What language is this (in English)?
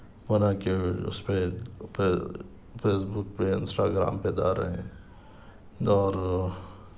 Urdu